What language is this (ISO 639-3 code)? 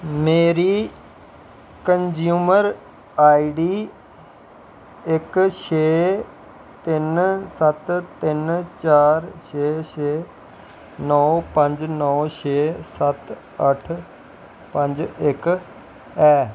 doi